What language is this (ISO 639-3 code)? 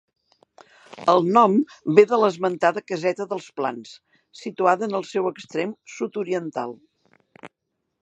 cat